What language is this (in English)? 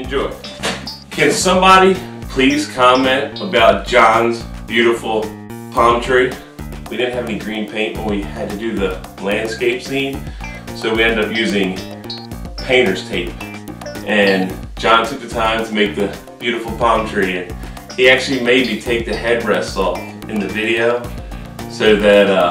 English